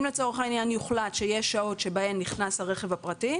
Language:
Hebrew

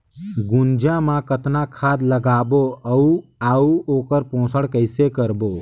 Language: Chhattisgarhi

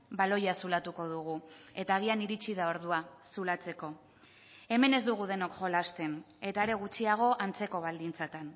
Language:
Basque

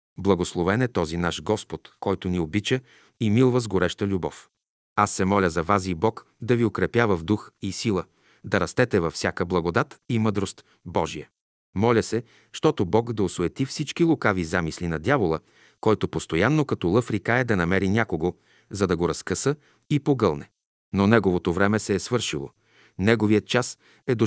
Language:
Bulgarian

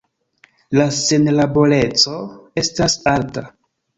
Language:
Esperanto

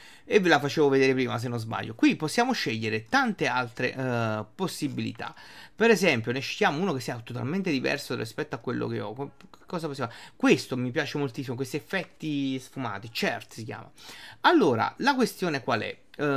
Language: Italian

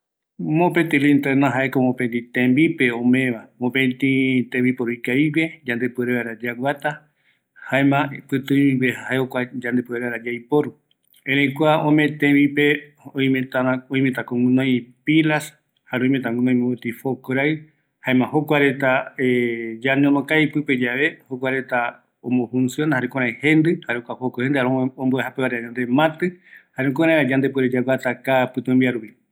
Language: Eastern Bolivian Guaraní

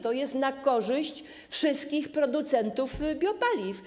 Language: Polish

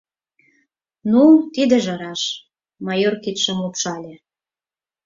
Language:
Mari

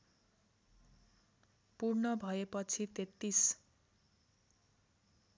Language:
Nepali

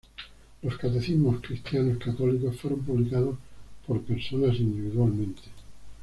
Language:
Spanish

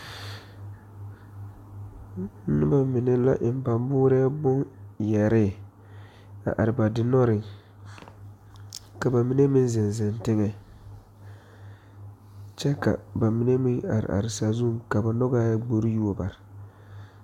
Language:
Southern Dagaare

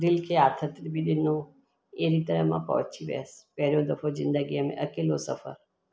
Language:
Sindhi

